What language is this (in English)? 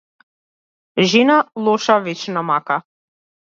Macedonian